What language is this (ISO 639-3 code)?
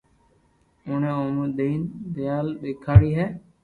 lrk